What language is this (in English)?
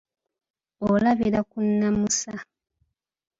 Ganda